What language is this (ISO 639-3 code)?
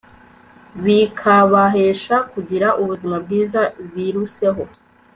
kin